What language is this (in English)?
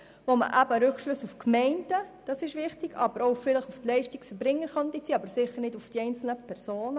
Swiss German